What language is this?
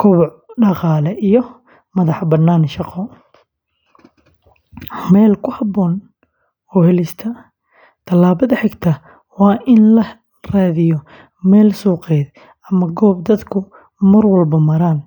Somali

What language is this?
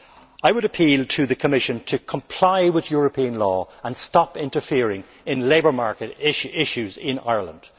English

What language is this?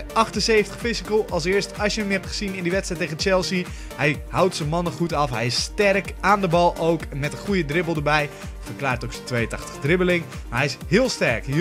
Dutch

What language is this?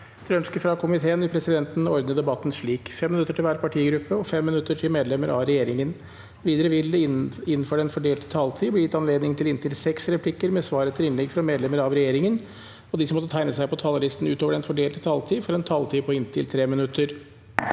Norwegian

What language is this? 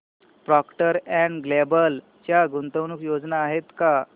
Marathi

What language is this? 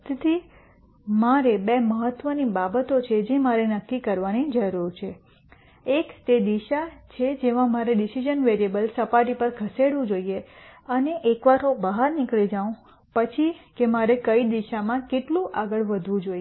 Gujarati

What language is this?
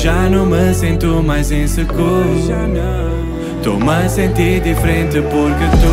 Romanian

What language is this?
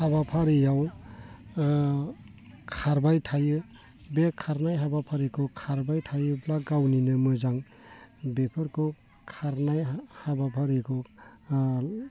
Bodo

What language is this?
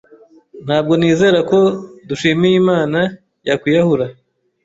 Kinyarwanda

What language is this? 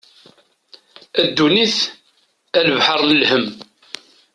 Kabyle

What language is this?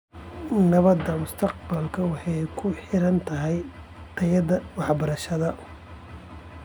Somali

